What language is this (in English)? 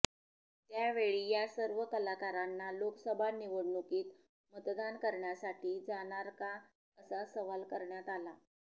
Marathi